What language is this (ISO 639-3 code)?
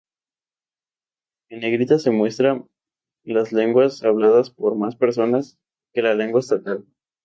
spa